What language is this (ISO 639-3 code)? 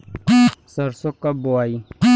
bho